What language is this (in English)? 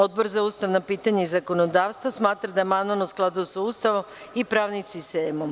Serbian